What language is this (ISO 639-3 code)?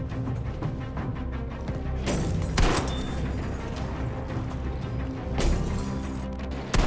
por